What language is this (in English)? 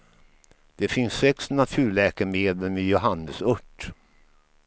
Swedish